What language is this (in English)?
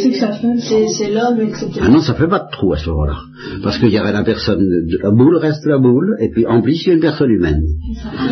French